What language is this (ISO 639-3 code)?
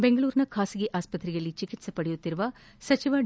kan